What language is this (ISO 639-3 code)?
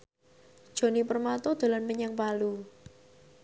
jav